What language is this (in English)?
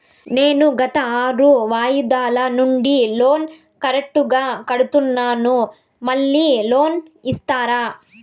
Telugu